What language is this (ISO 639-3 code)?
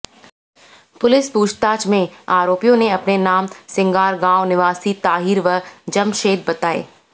hin